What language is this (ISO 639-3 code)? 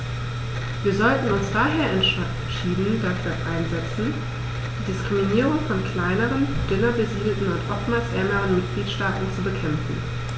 deu